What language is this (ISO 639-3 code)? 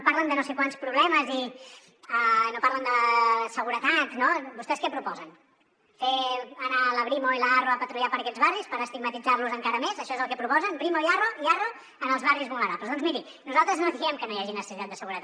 cat